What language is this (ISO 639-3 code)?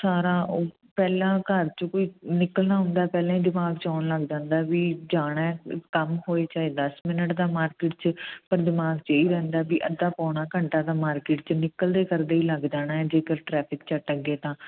pan